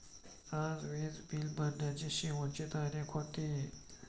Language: Marathi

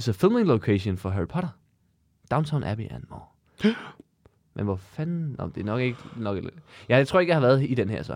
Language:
Danish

